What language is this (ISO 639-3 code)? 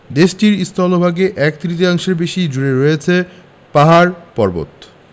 ben